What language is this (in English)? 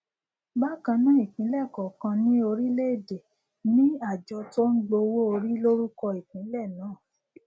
Yoruba